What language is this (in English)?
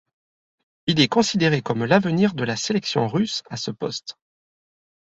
French